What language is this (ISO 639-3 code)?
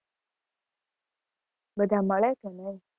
guj